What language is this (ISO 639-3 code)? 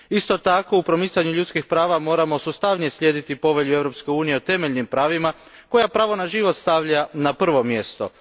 hrv